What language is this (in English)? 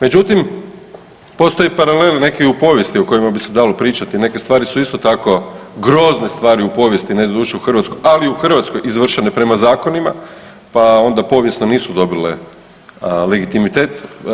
Croatian